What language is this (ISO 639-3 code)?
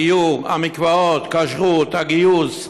heb